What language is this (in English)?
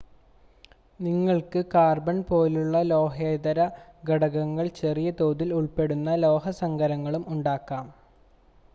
Malayalam